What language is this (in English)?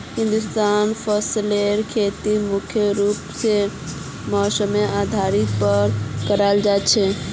Magahi